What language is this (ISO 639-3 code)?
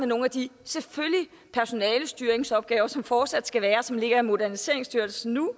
dan